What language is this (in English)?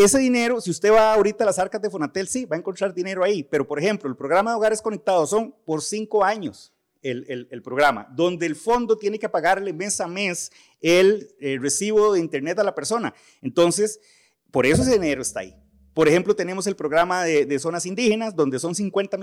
Spanish